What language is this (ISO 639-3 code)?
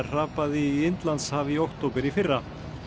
isl